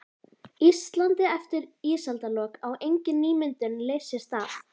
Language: Icelandic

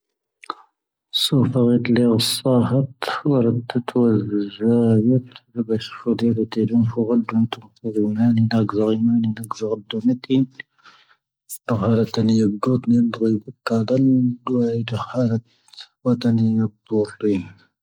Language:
Tahaggart Tamahaq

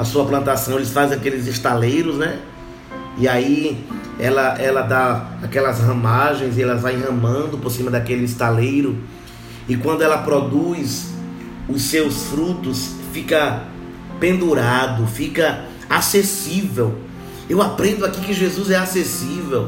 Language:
Portuguese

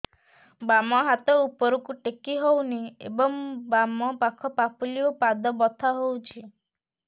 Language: Odia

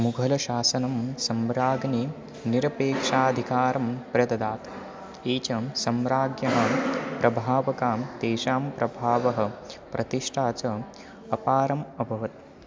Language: Sanskrit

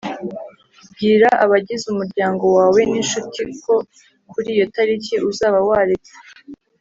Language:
Kinyarwanda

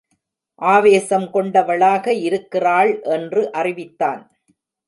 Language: Tamil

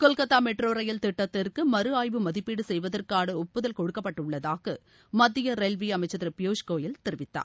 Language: Tamil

